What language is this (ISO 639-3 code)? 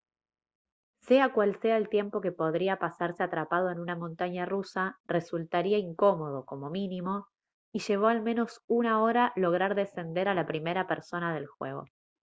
spa